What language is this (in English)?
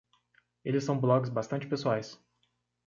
Portuguese